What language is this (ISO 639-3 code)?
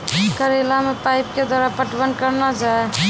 mai